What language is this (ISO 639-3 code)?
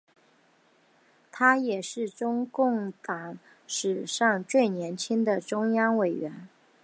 zho